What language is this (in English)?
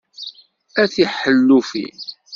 Kabyle